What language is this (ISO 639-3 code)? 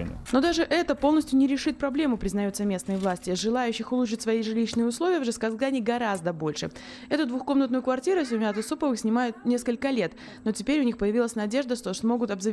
rus